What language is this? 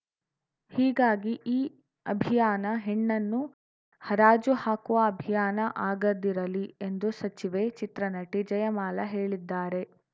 Kannada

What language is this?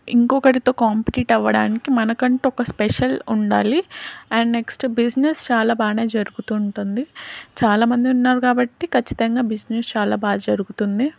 Telugu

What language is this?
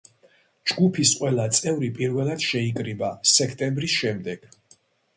Georgian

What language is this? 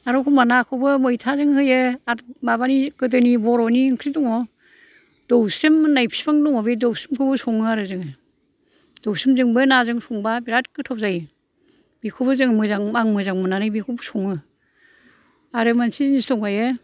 Bodo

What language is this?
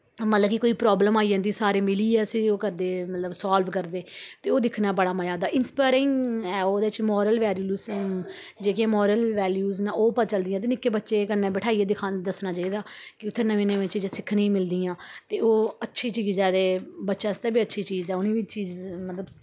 Dogri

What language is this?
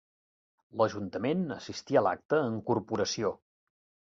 Catalan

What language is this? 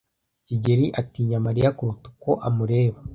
Kinyarwanda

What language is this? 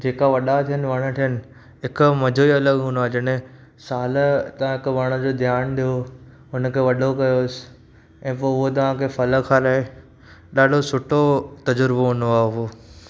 Sindhi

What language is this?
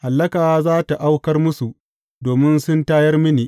Hausa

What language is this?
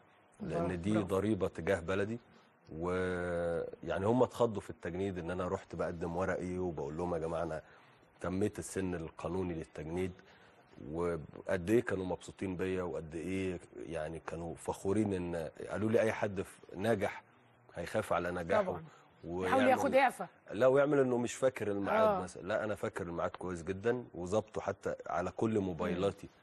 Arabic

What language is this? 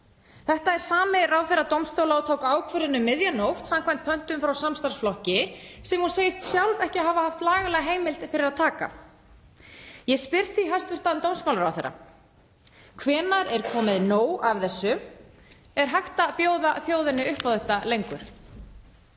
Icelandic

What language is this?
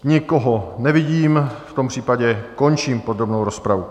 Czech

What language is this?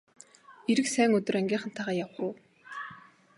Mongolian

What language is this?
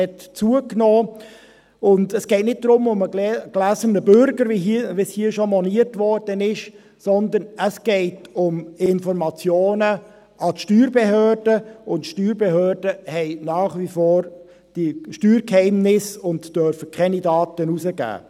Swiss German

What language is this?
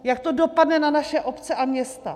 Czech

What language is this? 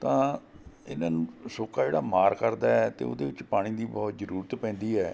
Punjabi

